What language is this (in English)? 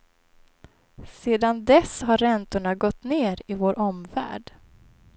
Swedish